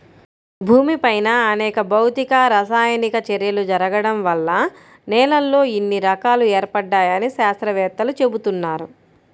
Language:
Telugu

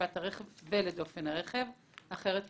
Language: Hebrew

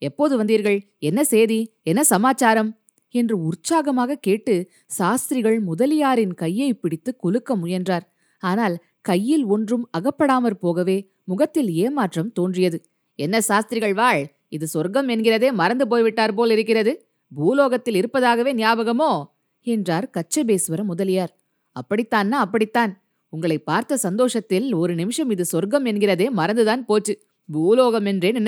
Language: Tamil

